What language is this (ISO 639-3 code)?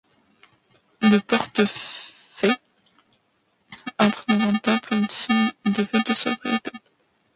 fra